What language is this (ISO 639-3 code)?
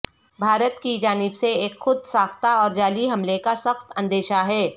urd